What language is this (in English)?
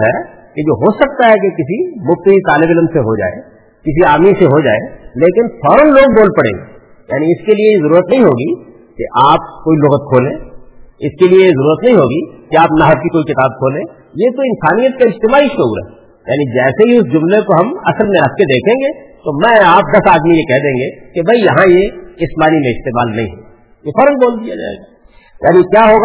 Urdu